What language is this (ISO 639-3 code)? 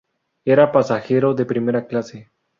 spa